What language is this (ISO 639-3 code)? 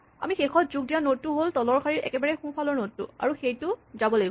asm